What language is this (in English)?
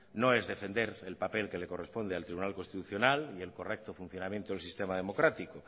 Spanish